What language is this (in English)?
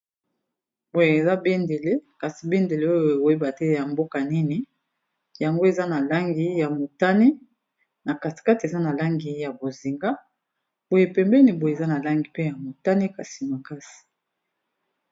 Lingala